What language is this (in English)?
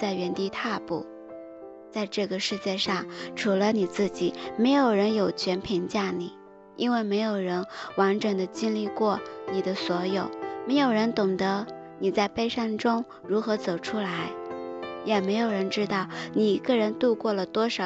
Chinese